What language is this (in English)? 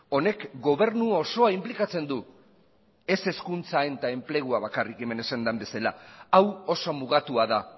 Basque